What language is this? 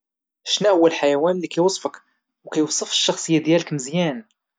Moroccan Arabic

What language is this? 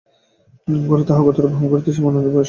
Bangla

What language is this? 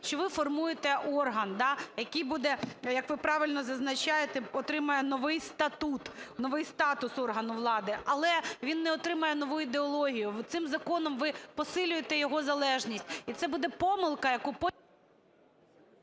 Ukrainian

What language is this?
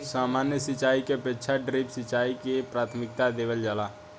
Bhojpuri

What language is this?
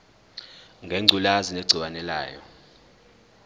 Zulu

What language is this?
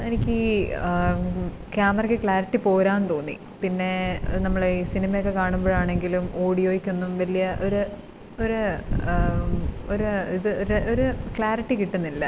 Malayalam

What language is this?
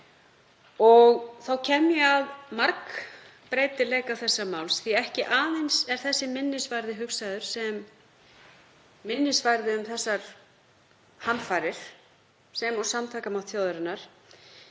Icelandic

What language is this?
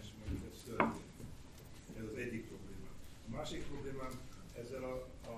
Hungarian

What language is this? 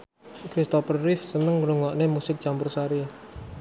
Javanese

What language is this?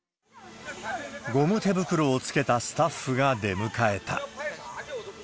Japanese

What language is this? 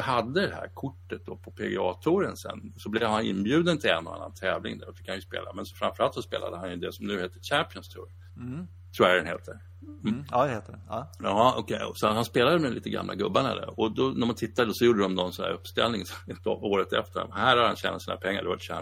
Swedish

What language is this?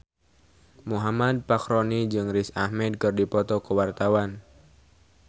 Sundanese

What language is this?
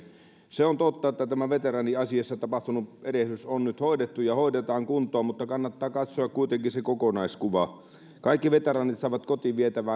Finnish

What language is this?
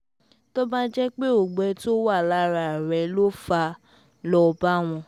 Yoruba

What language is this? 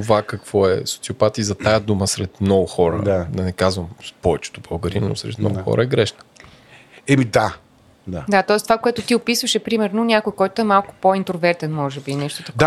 Bulgarian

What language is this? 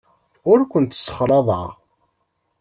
Kabyle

